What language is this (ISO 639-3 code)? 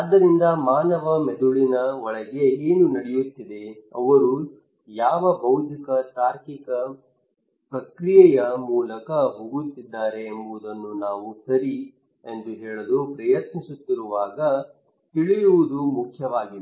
kan